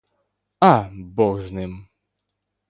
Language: Ukrainian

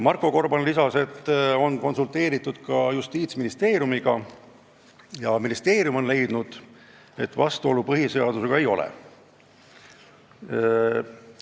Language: Estonian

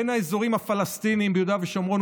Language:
Hebrew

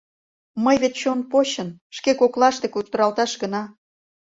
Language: Mari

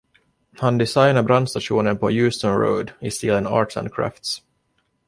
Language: Swedish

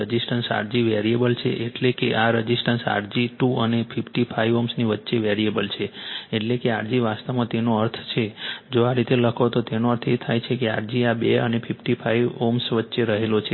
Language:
Gujarati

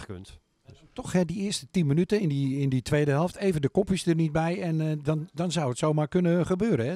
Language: Dutch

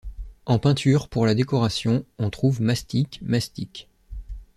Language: French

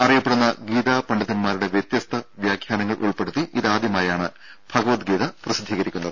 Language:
Malayalam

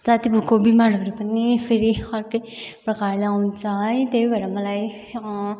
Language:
Nepali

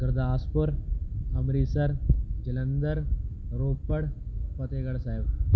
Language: Punjabi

